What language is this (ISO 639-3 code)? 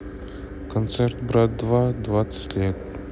rus